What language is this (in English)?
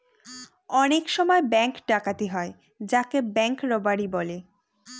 Bangla